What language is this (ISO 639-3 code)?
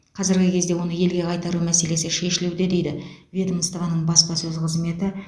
kaz